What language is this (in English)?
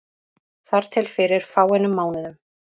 Icelandic